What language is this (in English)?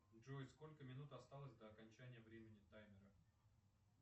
Russian